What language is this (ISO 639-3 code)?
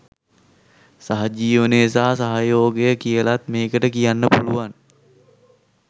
sin